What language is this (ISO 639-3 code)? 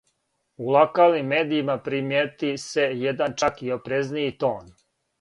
srp